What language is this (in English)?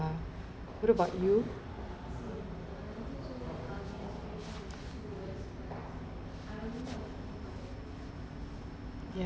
English